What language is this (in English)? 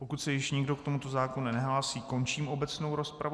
Czech